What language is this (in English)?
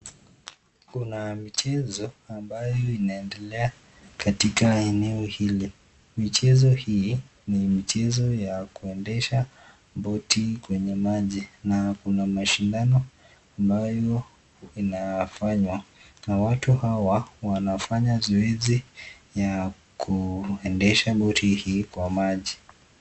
Swahili